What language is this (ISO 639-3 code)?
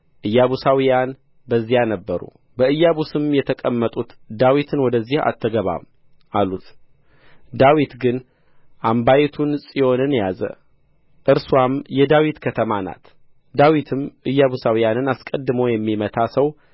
amh